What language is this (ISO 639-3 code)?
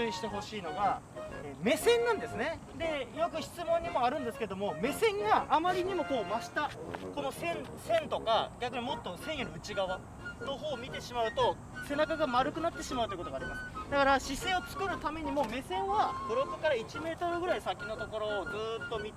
jpn